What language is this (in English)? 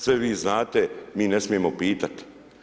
Croatian